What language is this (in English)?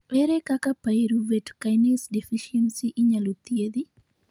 Luo (Kenya and Tanzania)